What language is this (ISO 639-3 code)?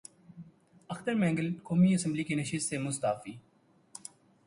urd